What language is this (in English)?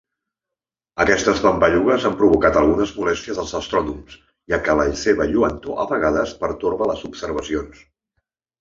Catalan